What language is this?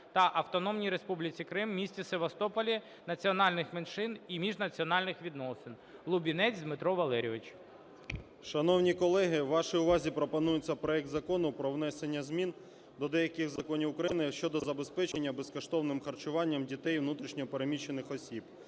Ukrainian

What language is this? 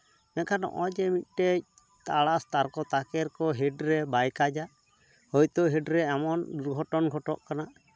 Santali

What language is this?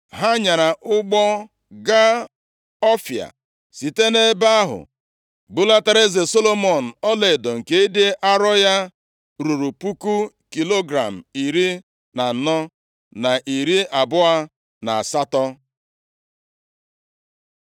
Igbo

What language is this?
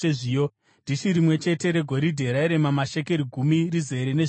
Shona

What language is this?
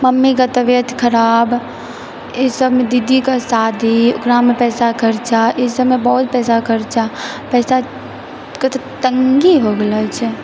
Maithili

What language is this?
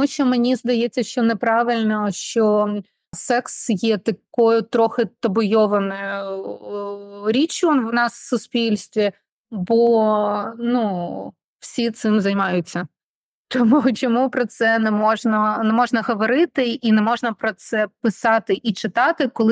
Ukrainian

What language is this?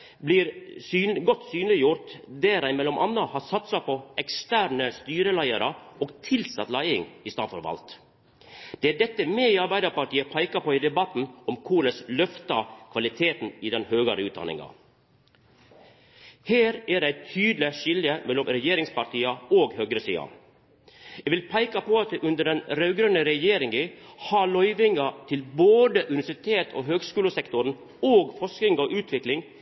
Norwegian Nynorsk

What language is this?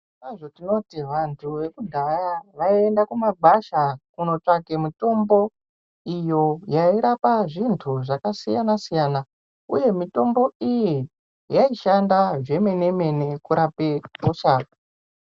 Ndau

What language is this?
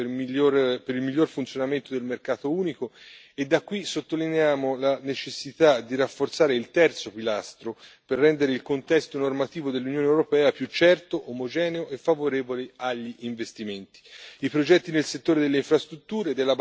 Italian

